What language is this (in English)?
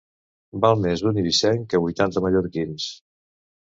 Catalan